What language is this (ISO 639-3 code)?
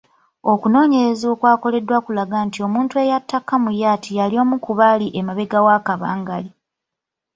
lug